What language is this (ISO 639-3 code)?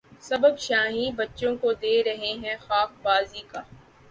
urd